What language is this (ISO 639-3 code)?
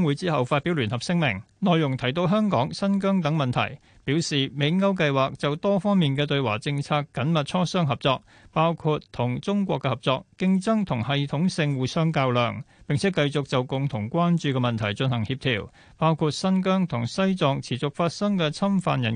zho